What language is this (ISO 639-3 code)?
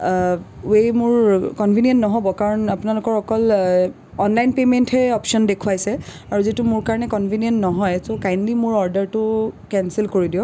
asm